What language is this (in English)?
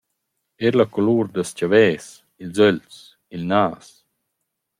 Romansh